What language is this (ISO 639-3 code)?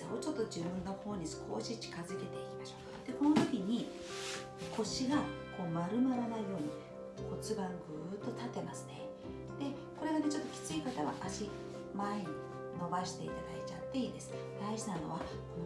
jpn